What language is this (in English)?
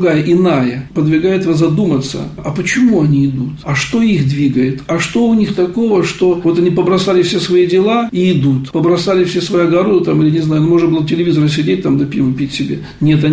Russian